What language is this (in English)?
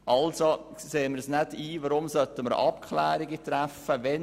Swiss German